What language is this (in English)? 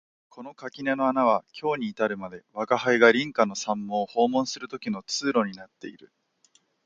Japanese